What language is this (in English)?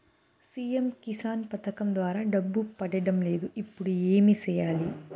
Telugu